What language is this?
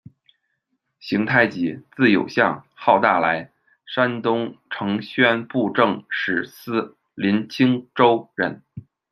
Chinese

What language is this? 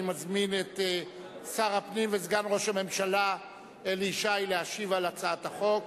Hebrew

